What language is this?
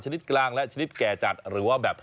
Thai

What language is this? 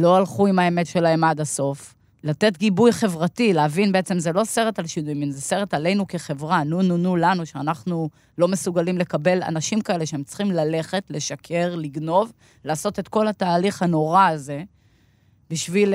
Hebrew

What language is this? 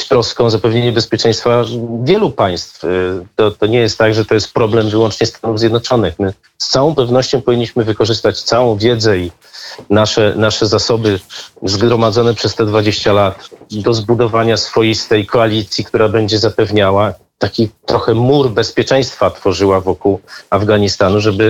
Polish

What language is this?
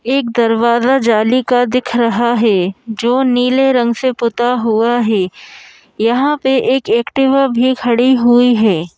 Hindi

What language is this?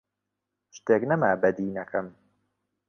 Central Kurdish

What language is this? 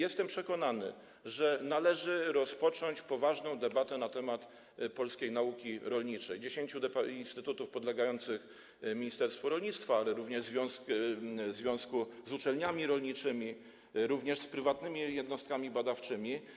Polish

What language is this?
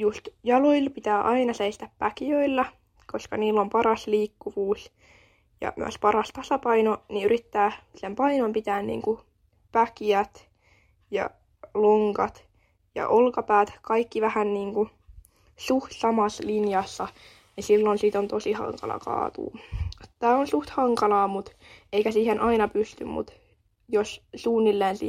Finnish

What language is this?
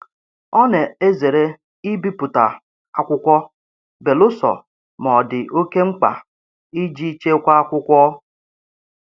Igbo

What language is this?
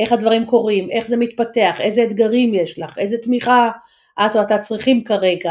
Hebrew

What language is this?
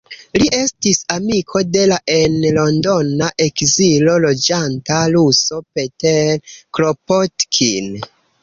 Esperanto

